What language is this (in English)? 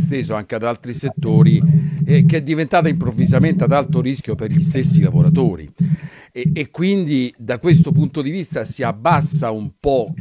Italian